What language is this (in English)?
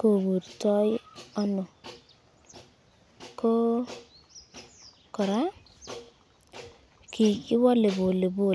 Kalenjin